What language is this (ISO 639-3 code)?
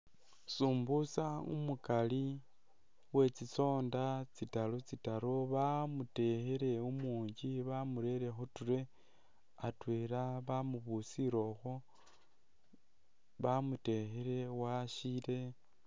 myx